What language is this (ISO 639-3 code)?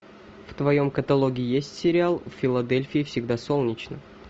rus